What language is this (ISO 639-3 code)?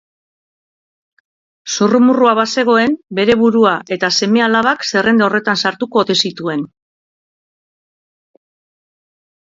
eus